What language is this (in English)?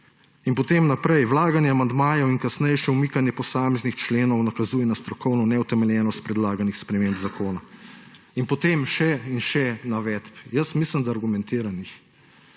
Slovenian